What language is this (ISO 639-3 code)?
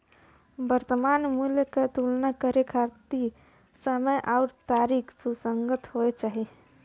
bho